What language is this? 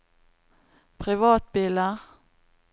Norwegian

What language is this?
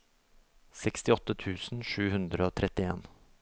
Norwegian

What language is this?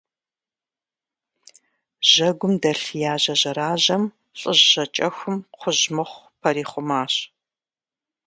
Kabardian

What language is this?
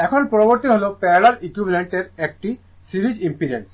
Bangla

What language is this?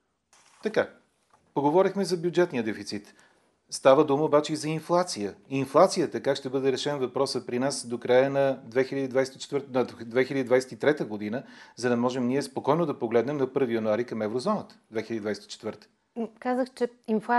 Bulgarian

